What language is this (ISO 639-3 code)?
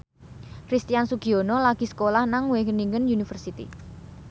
jav